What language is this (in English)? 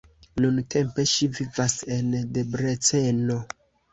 Esperanto